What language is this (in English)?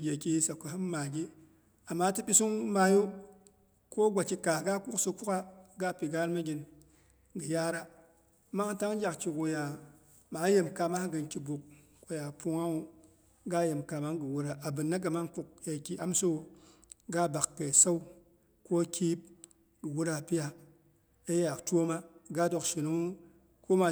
Boghom